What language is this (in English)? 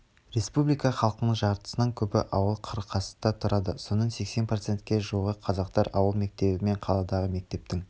Kazakh